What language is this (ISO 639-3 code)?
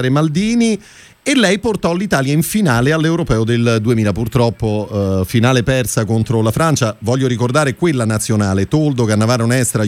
ita